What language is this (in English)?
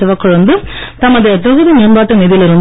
Tamil